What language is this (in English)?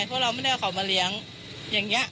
Thai